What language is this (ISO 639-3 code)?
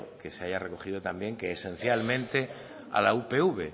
spa